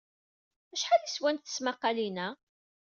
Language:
Kabyle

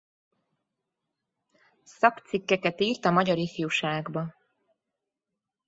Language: Hungarian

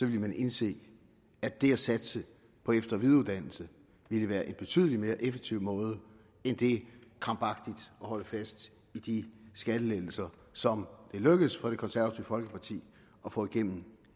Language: Danish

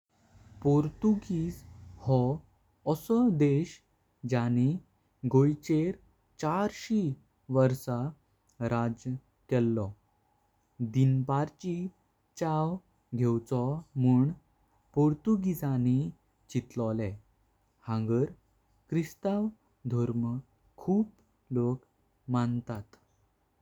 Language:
Konkani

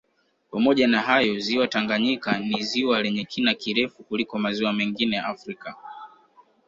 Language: Swahili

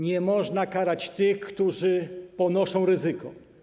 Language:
Polish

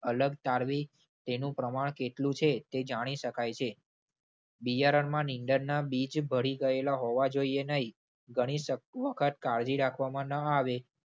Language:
Gujarati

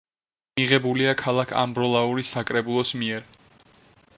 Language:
Georgian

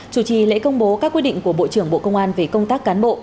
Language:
Vietnamese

